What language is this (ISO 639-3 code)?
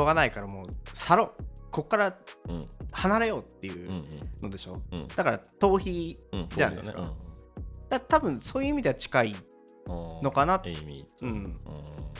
jpn